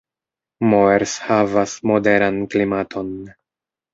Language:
Esperanto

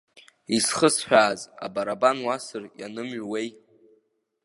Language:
Abkhazian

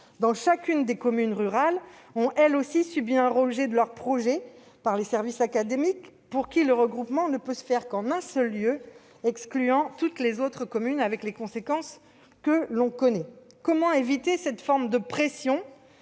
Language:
French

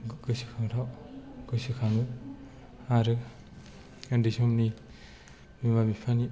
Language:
Bodo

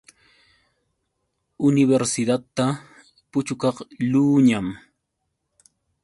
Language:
Yauyos Quechua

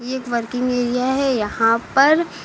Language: Hindi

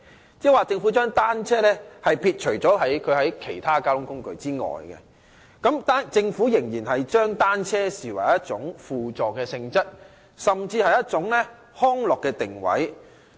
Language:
Cantonese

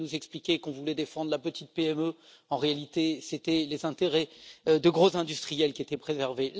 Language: French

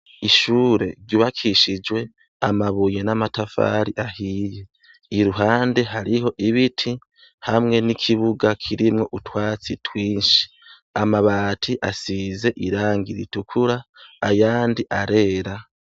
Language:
Rundi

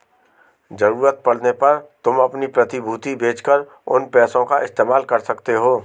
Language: Hindi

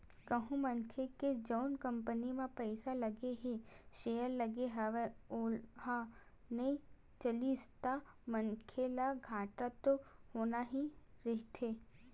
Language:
Chhattisgarhi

